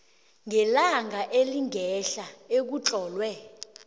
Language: South Ndebele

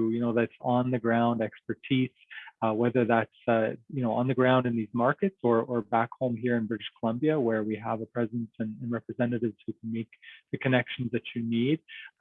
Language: English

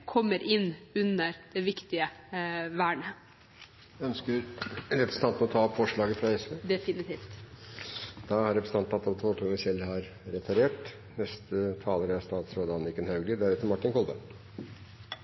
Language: Norwegian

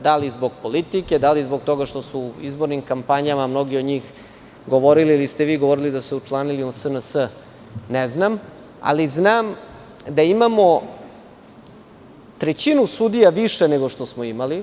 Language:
Serbian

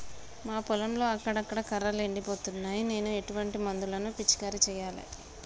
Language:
Telugu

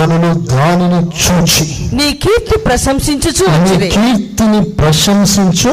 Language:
Telugu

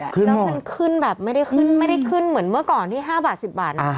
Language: Thai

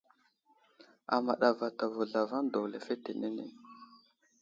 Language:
Wuzlam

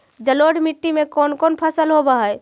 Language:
Magahi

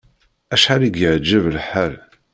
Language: Kabyle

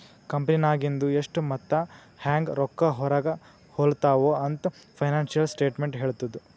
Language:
Kannada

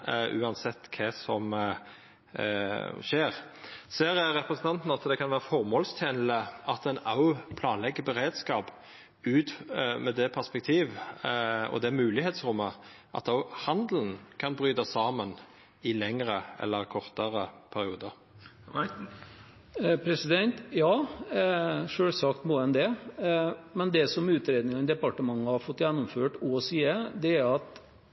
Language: Norwegian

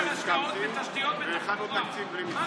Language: Hebrew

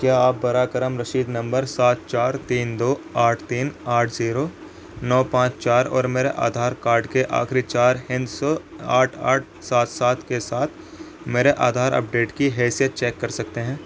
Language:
Urdu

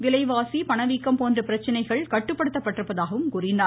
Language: Tamil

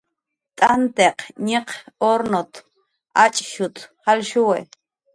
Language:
Jaqaru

